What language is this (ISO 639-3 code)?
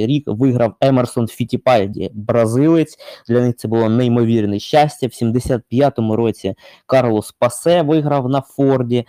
ukr